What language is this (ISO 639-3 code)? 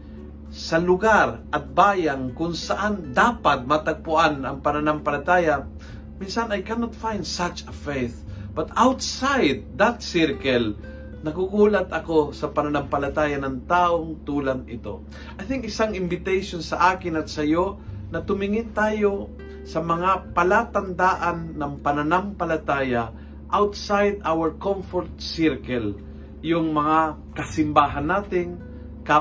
fil